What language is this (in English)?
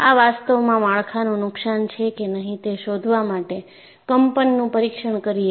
Gujarati